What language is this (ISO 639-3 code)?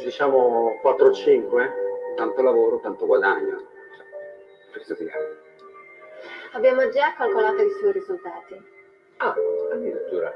ita